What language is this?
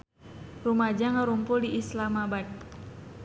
Sundanese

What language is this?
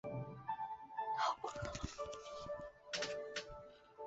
Chinese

